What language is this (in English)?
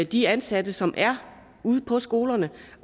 Danish